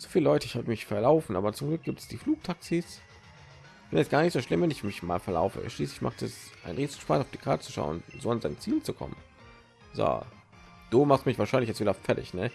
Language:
German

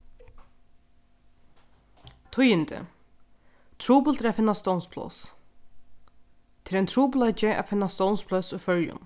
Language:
Faroese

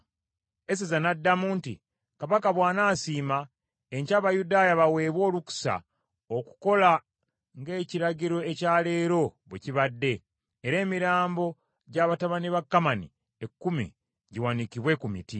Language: Ganda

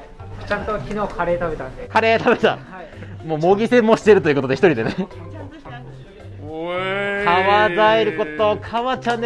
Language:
Japanese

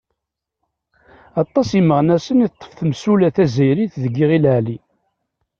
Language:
Kabyle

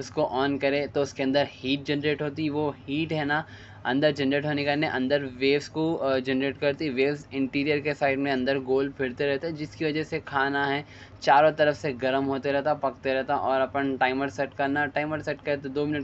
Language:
Deccan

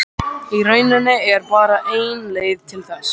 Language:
Icelandic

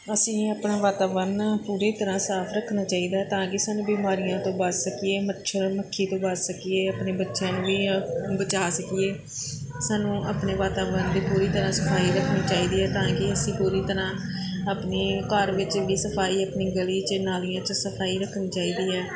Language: Punjabi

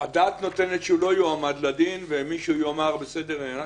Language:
Hebrew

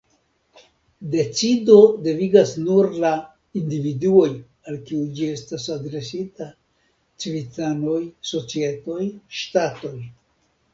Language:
Esperanto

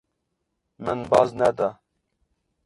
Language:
Kurdish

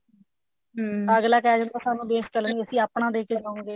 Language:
Punjabi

